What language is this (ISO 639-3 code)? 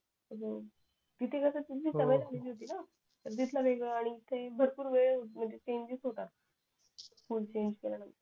mar